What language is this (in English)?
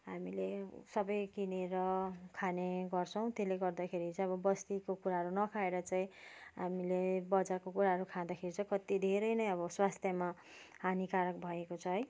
Nepali